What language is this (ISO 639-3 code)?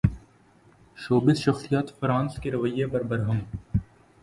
urd